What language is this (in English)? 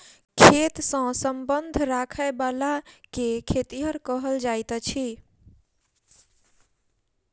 Maithili